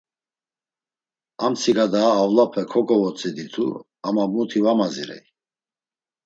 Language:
Laz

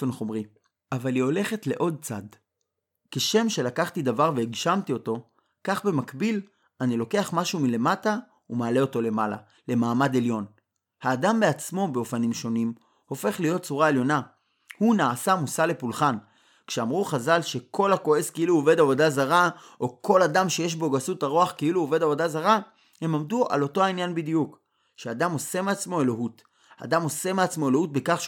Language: Hebrew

